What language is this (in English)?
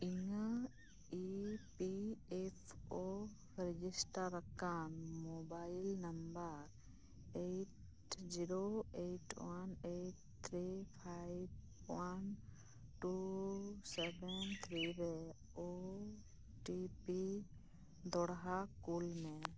Santali